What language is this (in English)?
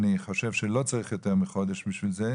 Hebrew